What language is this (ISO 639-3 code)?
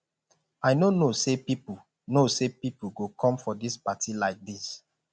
pcm